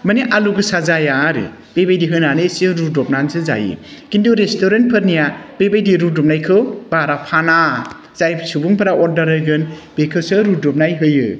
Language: Bodo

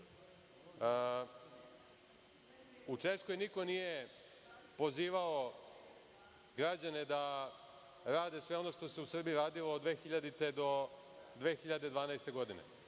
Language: Serbian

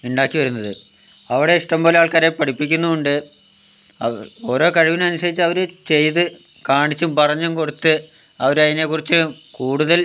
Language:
Malayalam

